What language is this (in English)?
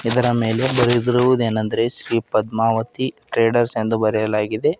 Kannada